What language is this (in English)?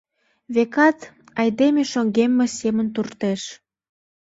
Mari